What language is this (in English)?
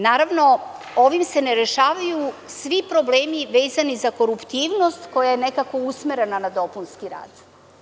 Serbian